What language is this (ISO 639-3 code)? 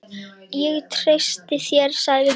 isl